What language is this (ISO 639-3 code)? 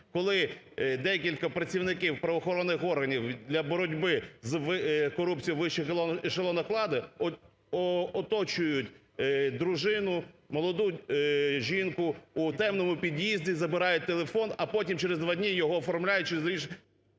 ukr